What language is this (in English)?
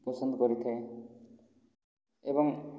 Odia